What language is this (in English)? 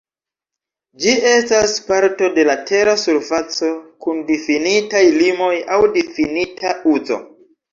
Esperanto